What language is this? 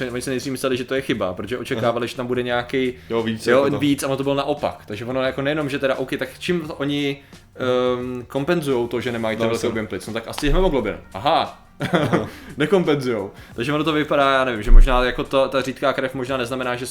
Czech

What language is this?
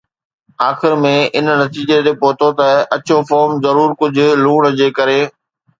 Sindhi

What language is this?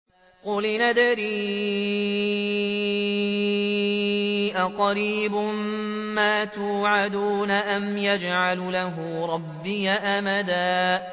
Arabic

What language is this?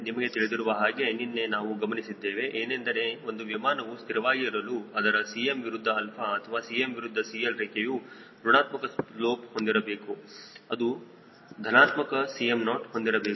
Kannada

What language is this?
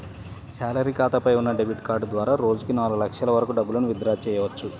Telugu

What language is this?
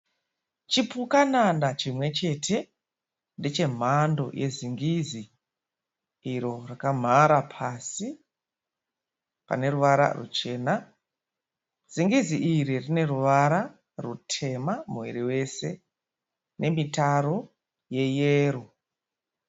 Shona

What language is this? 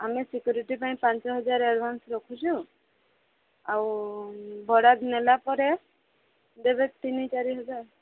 Odia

